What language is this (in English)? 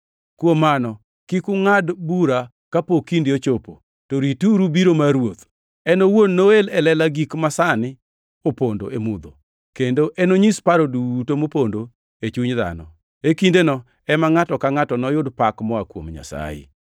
Luo (Kenya and Tanzania)